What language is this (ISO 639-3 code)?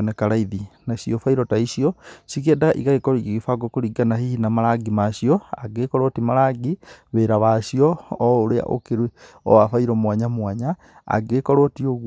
kik